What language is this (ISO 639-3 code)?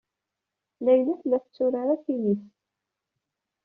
kab